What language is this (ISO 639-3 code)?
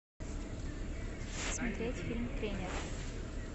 rus